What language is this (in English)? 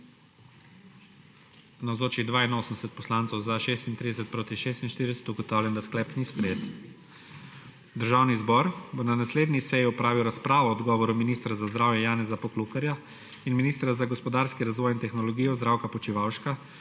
Slovenian